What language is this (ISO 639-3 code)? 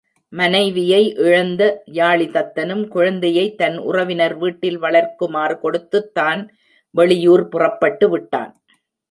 tam